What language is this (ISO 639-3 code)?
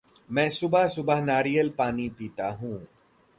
hin